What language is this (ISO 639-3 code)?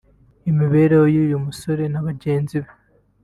kin